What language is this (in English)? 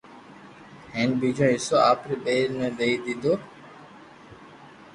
Loarki